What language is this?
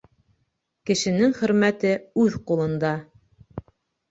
Bashkir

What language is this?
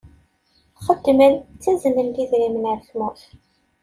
Kabyle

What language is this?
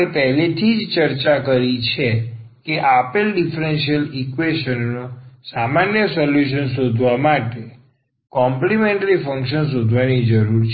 Gujarati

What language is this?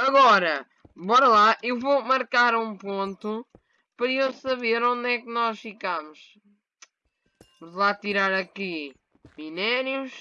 Portuguese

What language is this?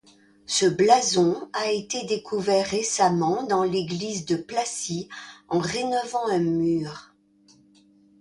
French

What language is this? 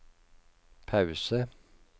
Norwegian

